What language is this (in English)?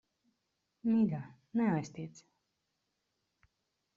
Latvian